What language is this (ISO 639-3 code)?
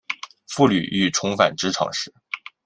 zho